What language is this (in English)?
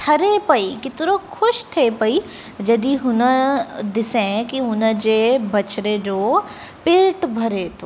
Sindhi